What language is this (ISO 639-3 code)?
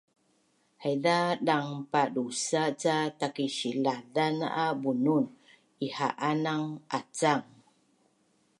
bnn